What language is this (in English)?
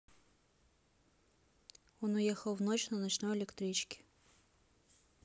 Russian